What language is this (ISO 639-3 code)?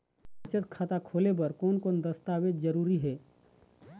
hne